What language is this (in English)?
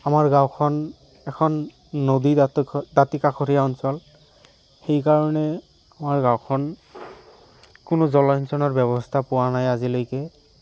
Assamese